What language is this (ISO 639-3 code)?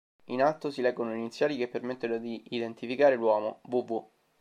ita